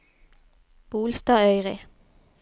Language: Norwegian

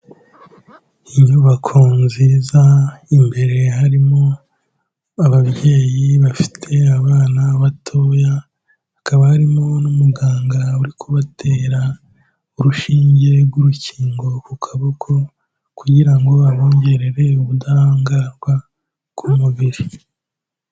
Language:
Kinyarwanda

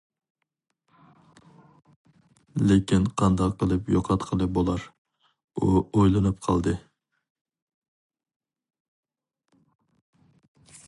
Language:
Uyghur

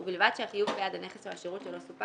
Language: Hebrew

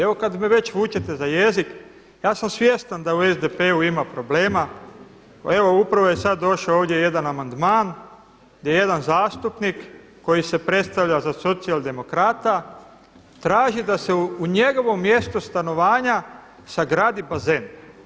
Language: Croatian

